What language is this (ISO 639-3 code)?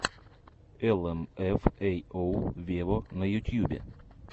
rus